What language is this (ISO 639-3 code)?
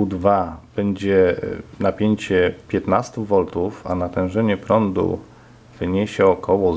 pol